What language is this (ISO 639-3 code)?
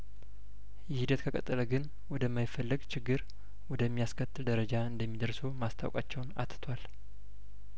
amh